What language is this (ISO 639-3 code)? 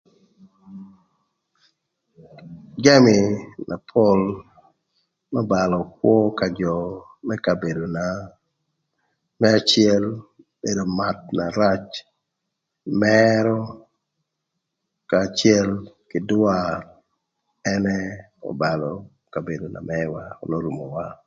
lth